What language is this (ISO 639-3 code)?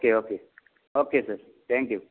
kok